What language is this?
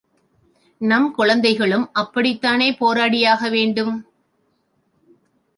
Tamil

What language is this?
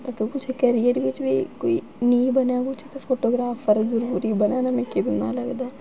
Dogri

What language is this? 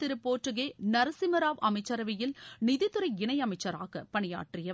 Tamil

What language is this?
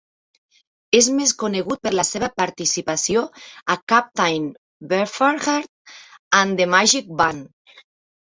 Catalan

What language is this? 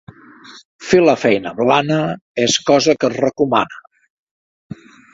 Catalan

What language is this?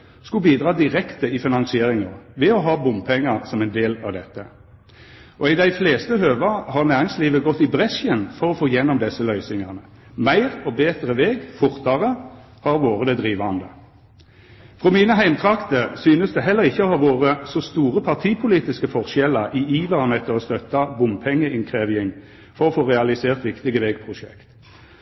Norwegian Nynorsk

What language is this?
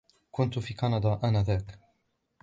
Arabic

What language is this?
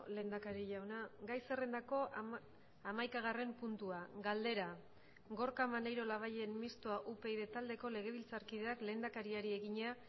Basque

